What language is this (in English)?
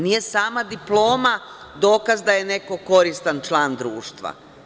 Serbian